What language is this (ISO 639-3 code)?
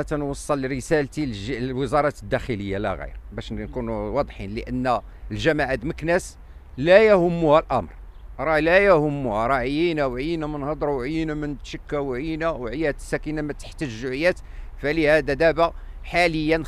ara